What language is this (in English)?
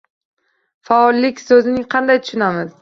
Uzbek